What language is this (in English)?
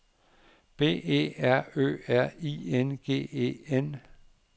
Danish